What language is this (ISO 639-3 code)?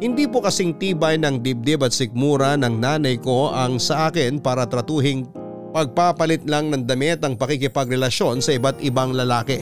fil